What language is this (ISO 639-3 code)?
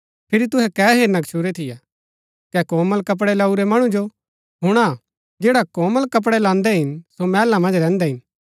gbk